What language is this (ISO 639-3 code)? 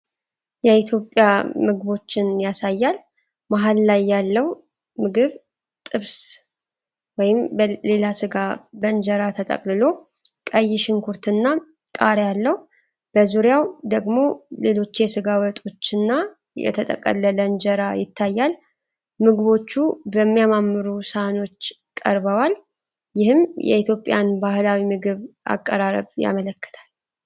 amh